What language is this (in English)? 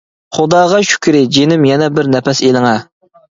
Uyghur